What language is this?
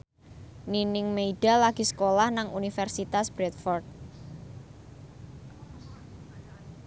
Javanese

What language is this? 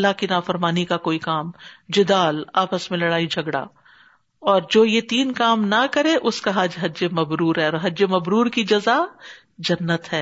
Urdu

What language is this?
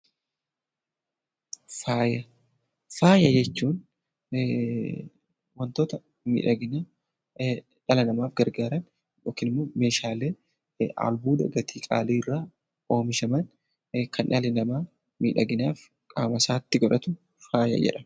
Oromo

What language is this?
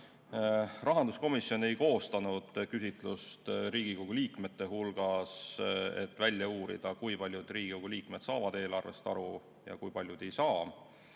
Estonian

